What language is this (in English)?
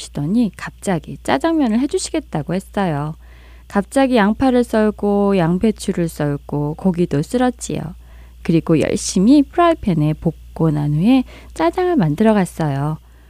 Korean